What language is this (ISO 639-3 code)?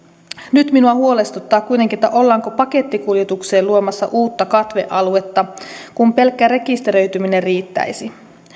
fin